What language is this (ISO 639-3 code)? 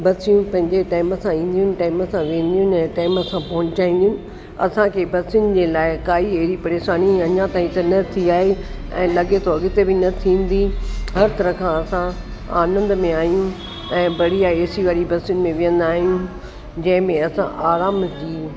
snd